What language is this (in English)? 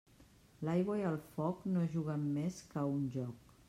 Catalan